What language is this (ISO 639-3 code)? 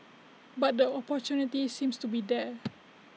eng